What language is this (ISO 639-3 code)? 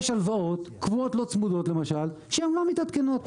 heb